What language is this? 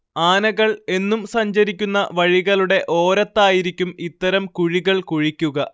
Malayalam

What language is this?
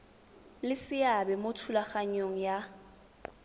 Tswana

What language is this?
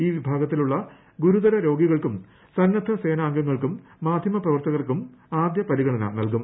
Malayalam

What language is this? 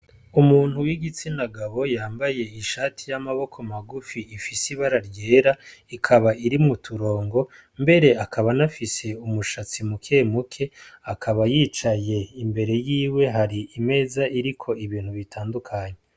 Rundi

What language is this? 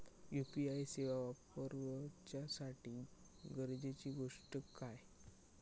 Marathi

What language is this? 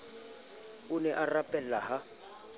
Southern Sotho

